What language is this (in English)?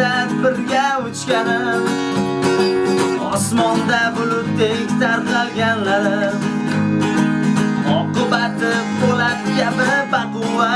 Uzbek